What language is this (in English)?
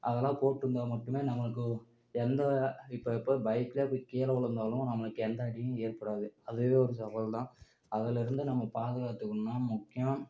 Tamil